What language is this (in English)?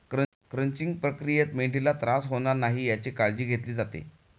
Marathi